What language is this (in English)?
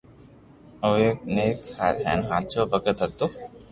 Loarki